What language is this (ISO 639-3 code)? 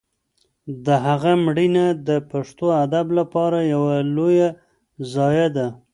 pus